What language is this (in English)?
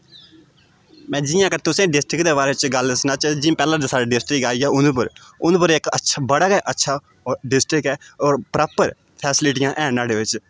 Dogri